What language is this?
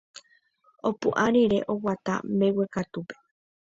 Guarani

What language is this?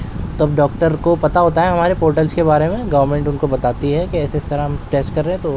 Urdu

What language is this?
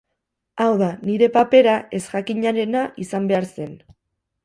Basque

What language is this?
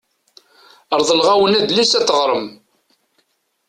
Kabyle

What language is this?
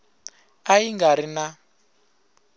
Tsonga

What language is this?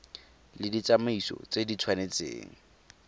Tswana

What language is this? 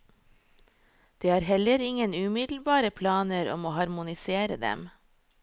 Norwegian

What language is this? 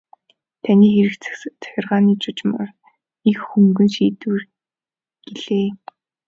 Mongolian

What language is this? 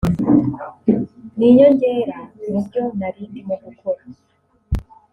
Kinyarwanda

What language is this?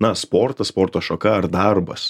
Lithuanian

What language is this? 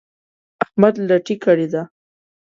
Pashto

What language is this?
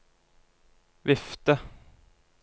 Norwegian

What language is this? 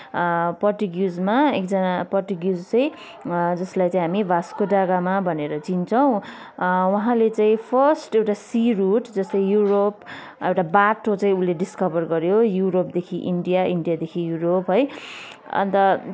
Nepali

